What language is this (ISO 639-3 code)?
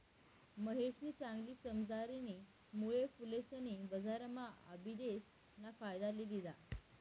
mar